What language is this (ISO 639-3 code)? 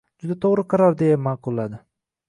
uzb